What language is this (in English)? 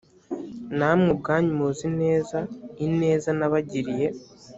Kinyarwanda